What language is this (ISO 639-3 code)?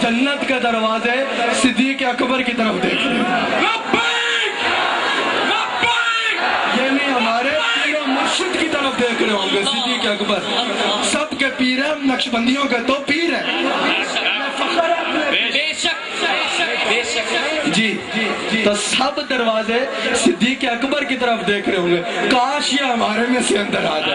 ara